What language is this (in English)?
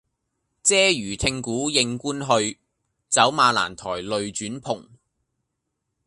Cantonese